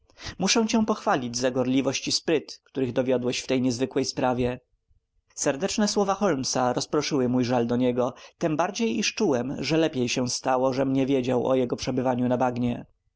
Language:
Polish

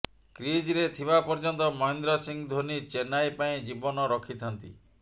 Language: Odia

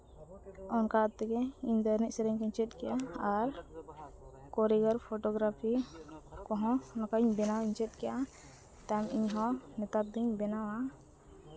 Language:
Santali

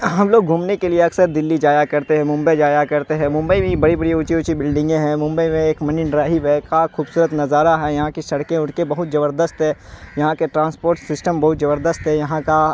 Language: Urdu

